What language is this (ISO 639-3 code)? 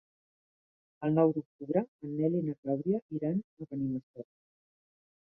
cat